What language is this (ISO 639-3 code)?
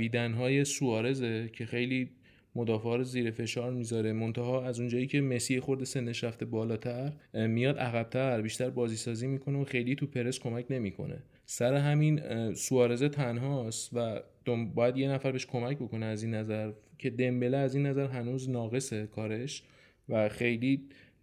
fas